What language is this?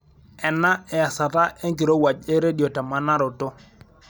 Masai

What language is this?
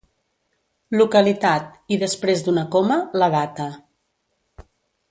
Catalan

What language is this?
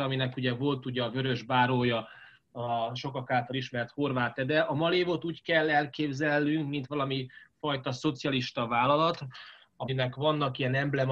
Hungarian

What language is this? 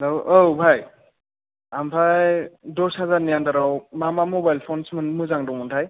Bodo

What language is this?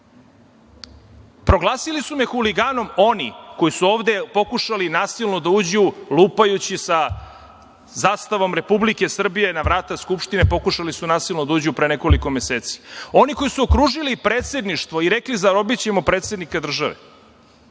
Serbian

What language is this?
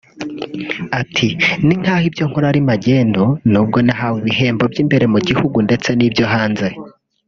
Kinyarwanda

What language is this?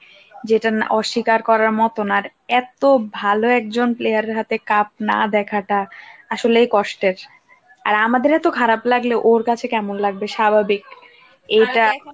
Bangla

